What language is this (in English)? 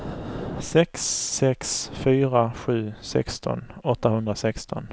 Swedish